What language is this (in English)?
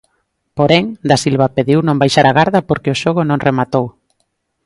Galician